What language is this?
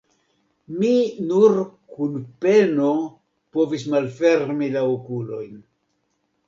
Esperanto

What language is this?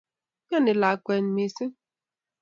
Kalenjin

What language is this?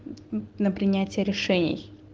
Russian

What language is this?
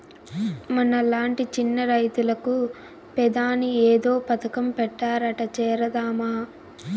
Telugu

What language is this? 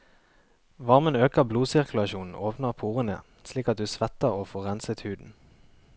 Norwegian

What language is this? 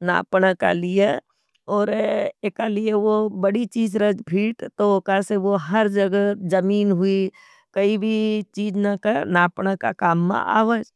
Nimadi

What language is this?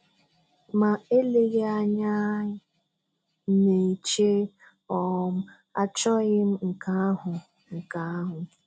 Igbo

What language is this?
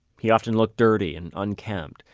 English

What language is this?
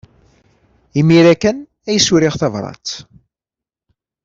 Kabyle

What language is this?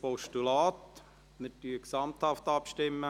Swiss German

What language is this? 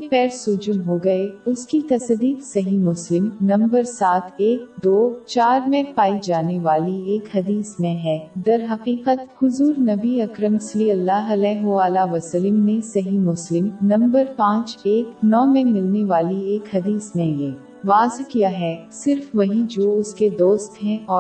Urdu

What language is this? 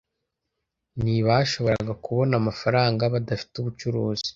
Kinyarwanda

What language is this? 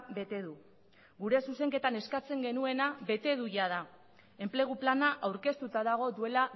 Basque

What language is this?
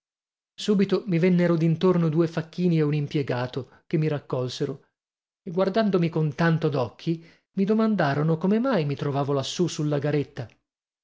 Italian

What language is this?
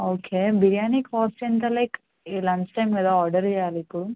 Telugu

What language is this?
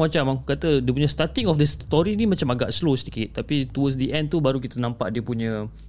Malay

